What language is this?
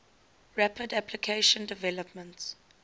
English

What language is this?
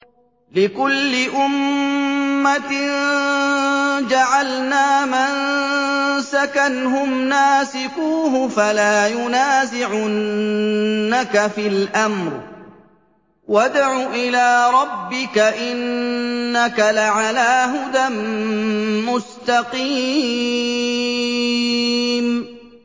Arabic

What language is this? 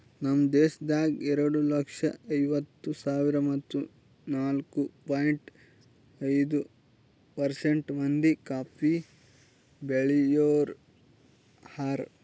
Kannada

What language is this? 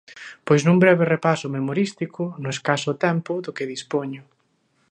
Galician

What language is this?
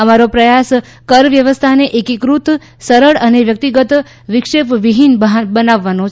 Gujarati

